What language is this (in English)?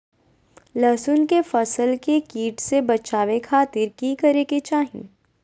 Magahi